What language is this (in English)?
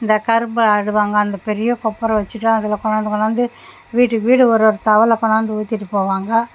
Tamil